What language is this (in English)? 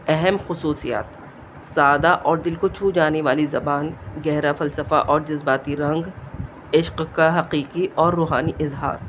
Urdu